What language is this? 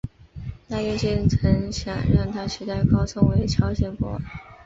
Chinese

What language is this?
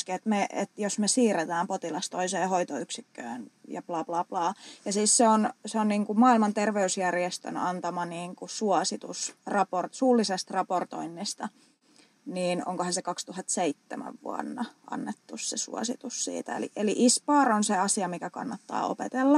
Finnish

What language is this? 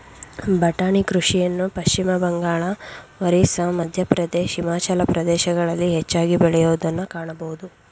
Kannada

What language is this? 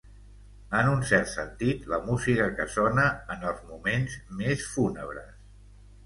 Catalan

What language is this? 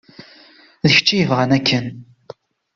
Kabyle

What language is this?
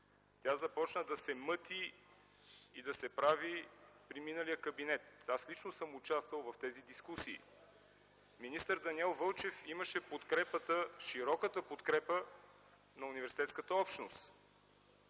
Bulgarian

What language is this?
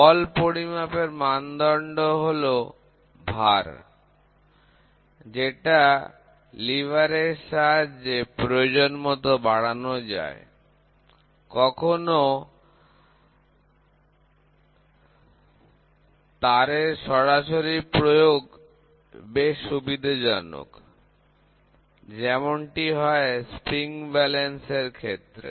Bangla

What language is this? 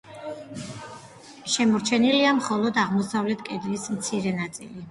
Georgian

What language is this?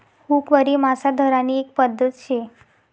Marathi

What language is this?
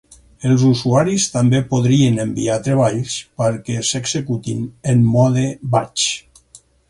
Catalan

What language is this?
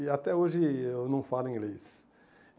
Portuguese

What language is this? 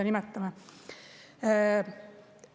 Estonian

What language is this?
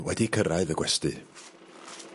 Welsh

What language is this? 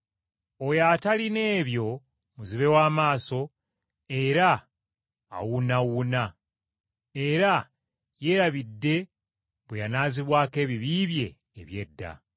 Ganda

